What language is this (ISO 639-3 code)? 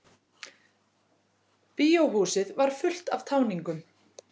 isl